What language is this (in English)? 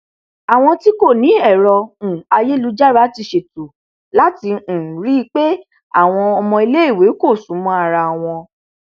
Yoruba